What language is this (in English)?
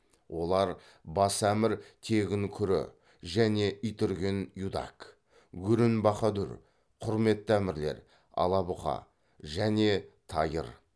Kazakh